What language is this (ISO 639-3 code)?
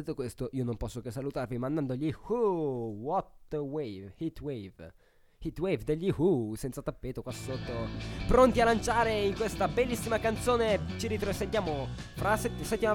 ita